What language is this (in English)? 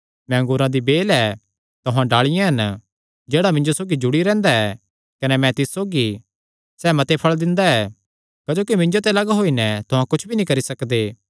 Kangri